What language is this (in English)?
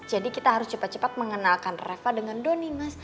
Indonesian